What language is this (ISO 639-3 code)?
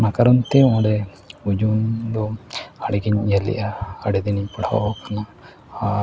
sat